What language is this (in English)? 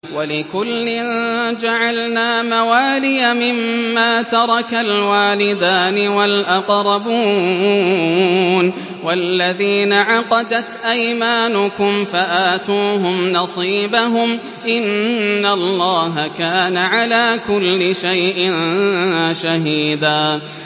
Arabic